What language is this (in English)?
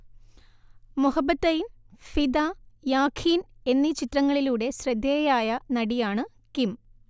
Malayalam